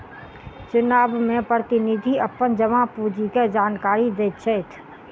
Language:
Maithili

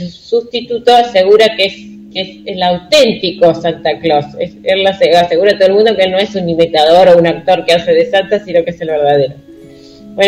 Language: Spanish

